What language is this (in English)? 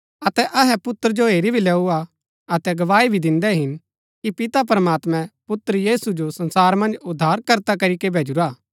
Gaddi